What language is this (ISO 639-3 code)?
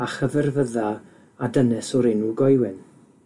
cym